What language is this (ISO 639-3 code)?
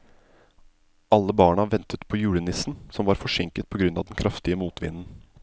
nor